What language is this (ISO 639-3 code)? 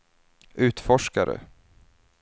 swe